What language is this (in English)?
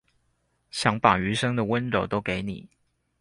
Chinese